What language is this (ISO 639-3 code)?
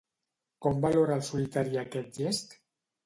cat